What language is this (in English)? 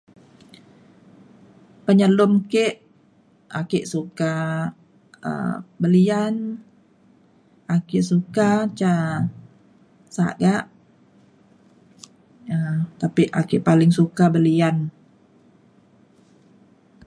Mainstream Kenyah